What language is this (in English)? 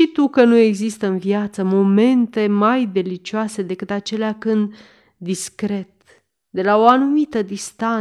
Romanian